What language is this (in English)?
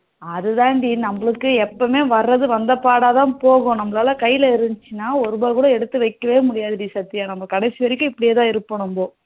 Tamil